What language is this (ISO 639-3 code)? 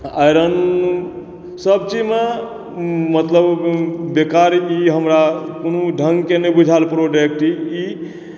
mai